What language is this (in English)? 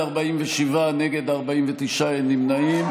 Hebrew